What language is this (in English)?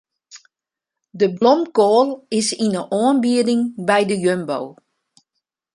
Western Frisian